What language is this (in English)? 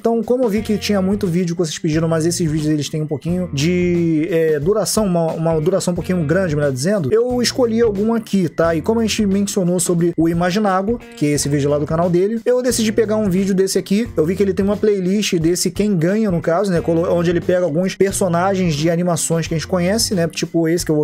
Portuguese